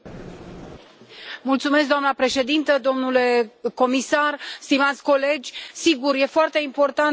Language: Romanian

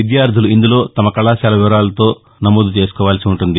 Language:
Telugu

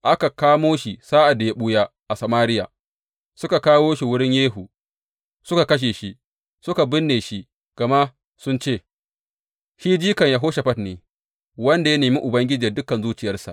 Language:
Hausa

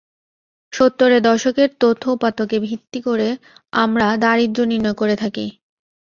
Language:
Bangla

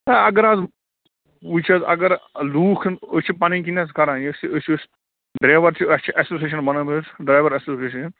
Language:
Kashmiri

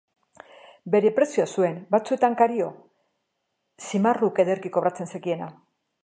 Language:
Basque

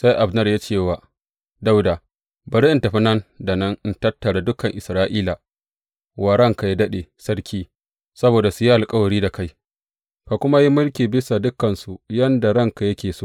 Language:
Hausa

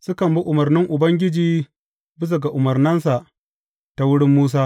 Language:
Hausa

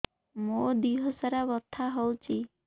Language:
Odia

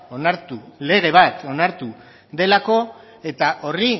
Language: Basque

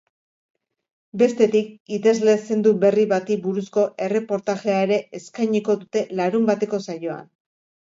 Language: Basque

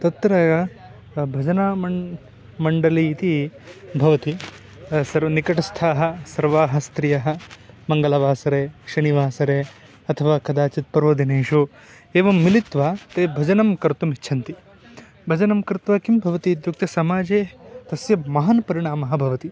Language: Sanskrit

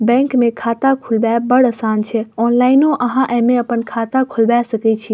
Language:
Maithili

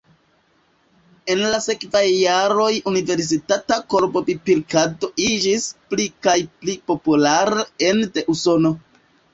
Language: Esperanto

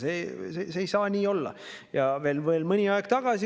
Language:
Estonian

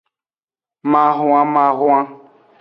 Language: Aja (Benin)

